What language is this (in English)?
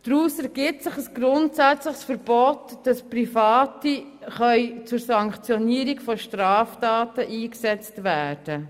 Swiss German